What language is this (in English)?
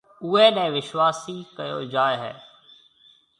Marwari (Pakistan)